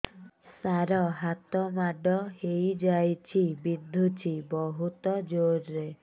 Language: Odia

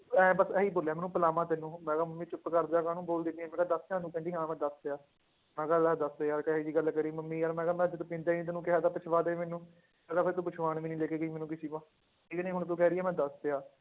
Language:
Punjabi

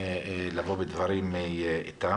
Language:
Hebrew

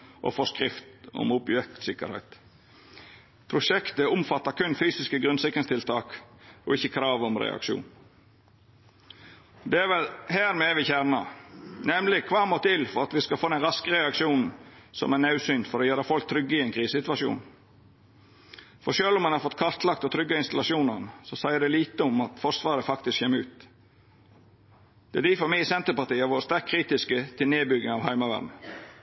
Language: Norwegian Nynorsk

